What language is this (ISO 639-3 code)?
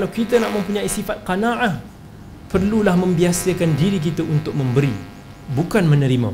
msa